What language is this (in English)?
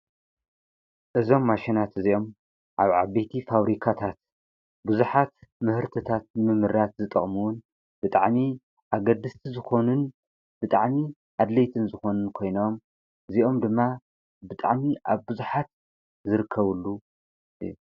Tigrinya